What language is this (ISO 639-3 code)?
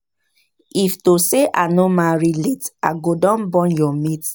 pcm